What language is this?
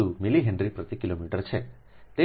Gujarati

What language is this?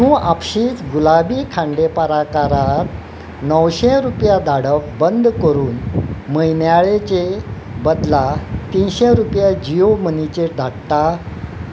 Konkani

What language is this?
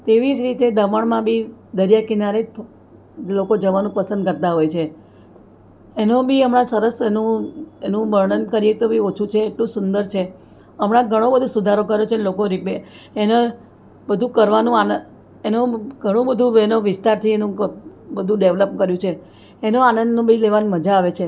Gujarati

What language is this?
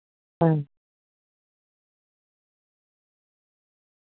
Dogri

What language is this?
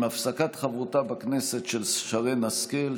Hebrew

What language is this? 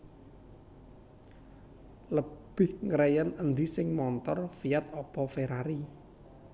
Javanese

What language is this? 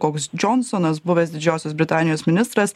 Lithuanian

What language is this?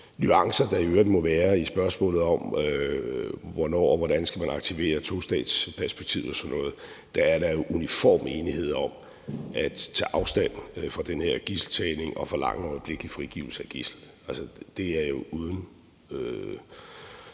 Danish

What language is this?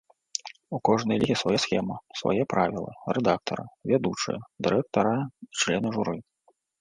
Belarusian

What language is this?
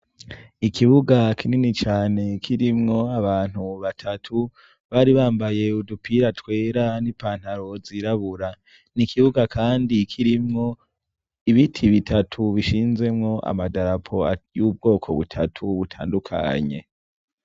Rundi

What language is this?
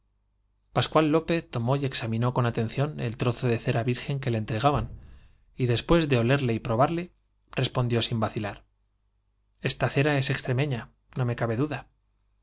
Spanish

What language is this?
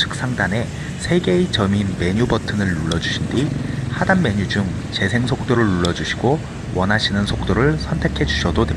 Korean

